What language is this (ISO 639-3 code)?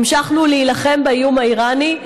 heb